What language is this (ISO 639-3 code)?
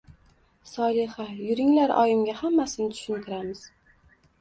uzb